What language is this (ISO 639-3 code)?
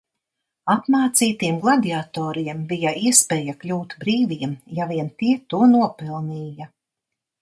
lav